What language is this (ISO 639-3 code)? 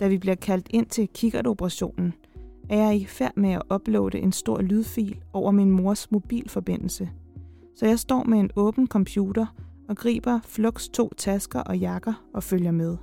dan